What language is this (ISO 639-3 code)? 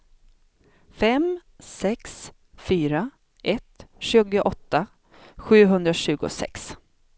swe